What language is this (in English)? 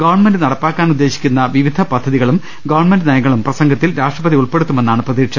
Malayalam